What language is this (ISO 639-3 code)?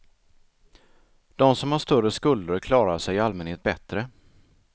swe